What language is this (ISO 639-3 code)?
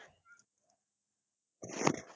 pan